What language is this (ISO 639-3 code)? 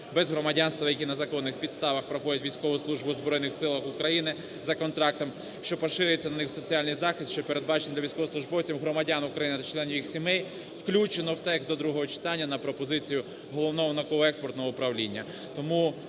ukr